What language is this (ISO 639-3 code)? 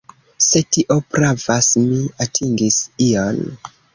epo